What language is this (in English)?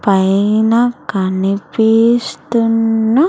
Telugu